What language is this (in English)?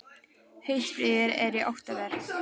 Icelandic